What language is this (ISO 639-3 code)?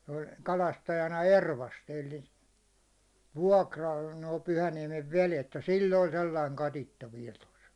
fin